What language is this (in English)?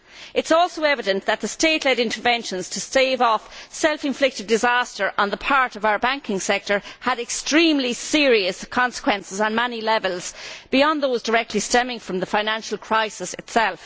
English